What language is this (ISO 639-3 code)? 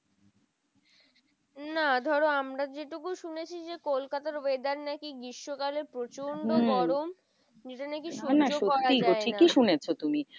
ben